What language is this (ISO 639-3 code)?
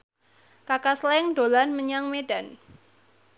jav